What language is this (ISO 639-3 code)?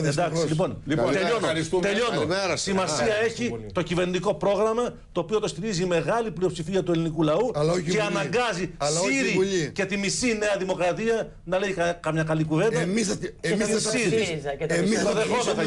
ell